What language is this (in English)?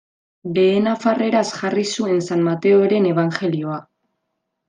Basque